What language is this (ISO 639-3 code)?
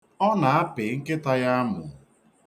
ibo